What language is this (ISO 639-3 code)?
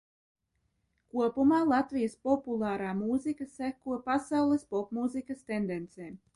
lav